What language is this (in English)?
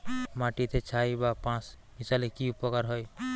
Bangla